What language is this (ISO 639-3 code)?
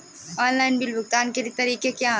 hin